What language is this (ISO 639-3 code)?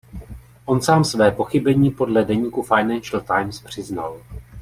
ces